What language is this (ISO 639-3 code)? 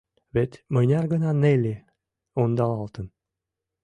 chm